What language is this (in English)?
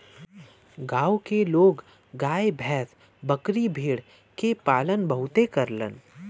Bhojpuri